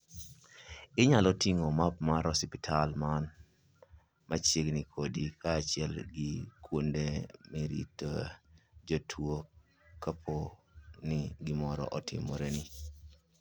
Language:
Luo (Kenya and Tanzania)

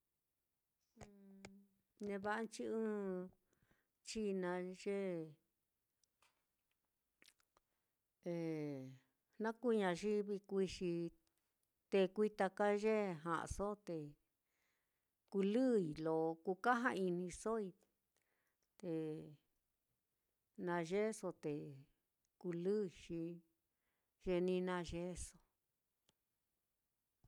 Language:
Mitlatongo Mixtec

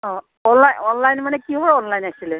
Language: Assamese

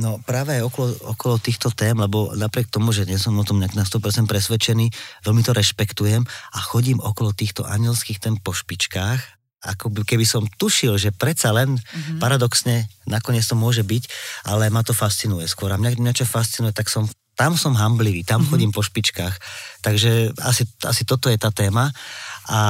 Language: Slovak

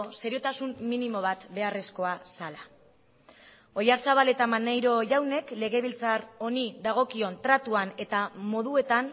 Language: Basque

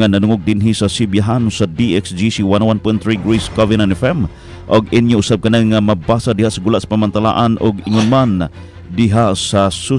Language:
Filipino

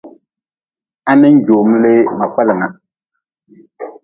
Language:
Nawdm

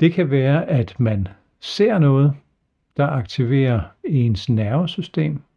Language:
Danish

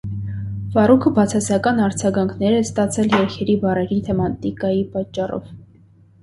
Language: Armenian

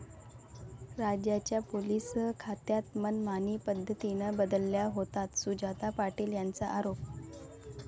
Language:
Marathi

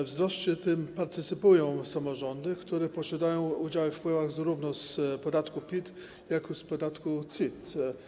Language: Polish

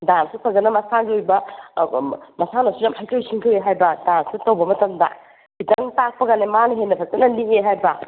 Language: Manipuri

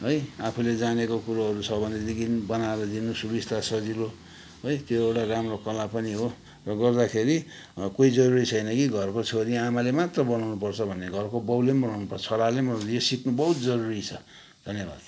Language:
Nepali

